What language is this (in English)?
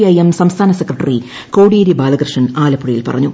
Malayalam